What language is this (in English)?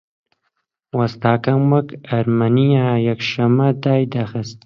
Central Kurdish